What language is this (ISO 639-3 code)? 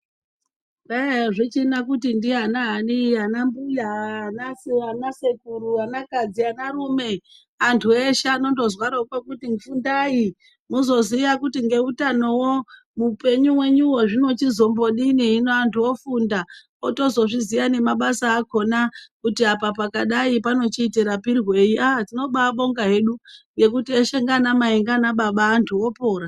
ndc